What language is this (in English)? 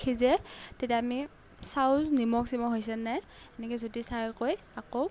Assamese